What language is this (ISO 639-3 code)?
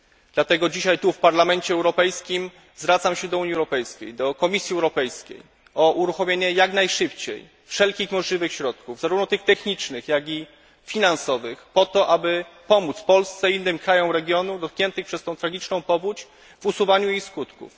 pol